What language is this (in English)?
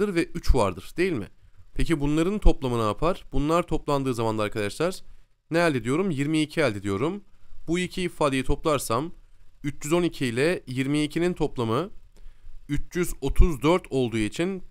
Turkish